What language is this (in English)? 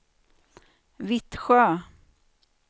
Swedish